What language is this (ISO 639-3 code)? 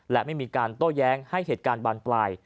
tha